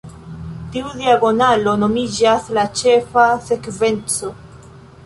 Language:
Esperanto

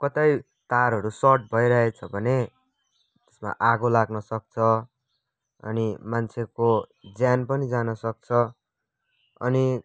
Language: Nepali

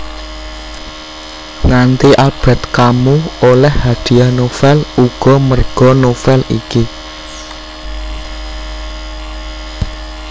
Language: Javanese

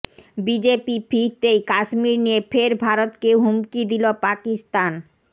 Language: Bangla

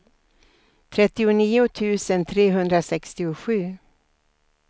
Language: Swedish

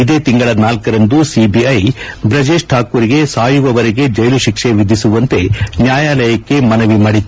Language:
Kannada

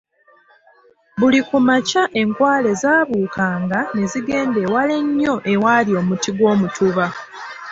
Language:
Ganda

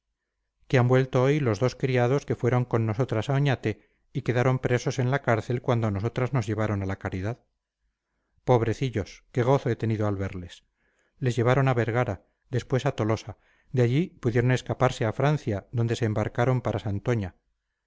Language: Spanish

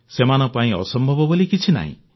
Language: Odia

